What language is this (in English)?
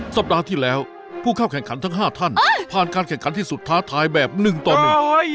Thai